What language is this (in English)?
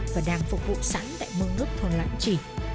Vietnamese